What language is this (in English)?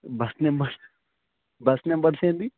Telugu